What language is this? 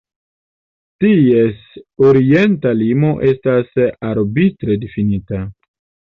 Esperanto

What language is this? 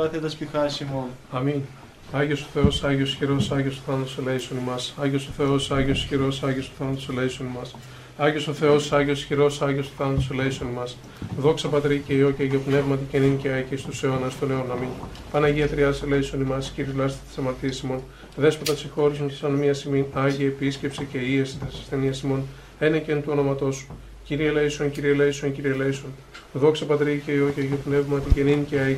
Greek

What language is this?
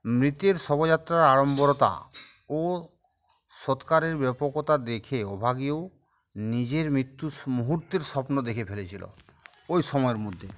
Bangla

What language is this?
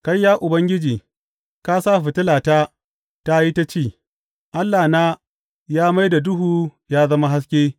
Hausa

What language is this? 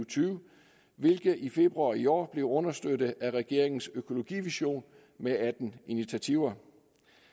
Danish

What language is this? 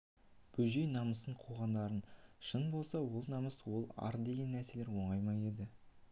Kazakh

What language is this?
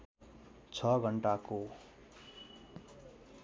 Nepali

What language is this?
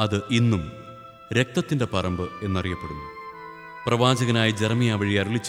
Malayalam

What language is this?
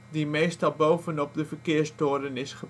Dutch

